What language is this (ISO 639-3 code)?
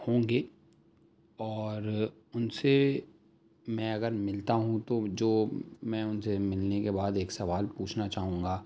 urd